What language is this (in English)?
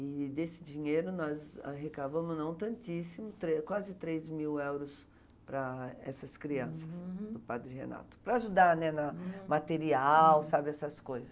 Portuguese